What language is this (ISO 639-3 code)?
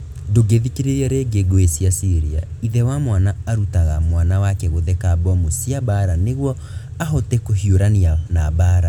kik